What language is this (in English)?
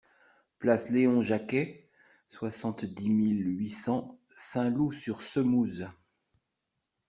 French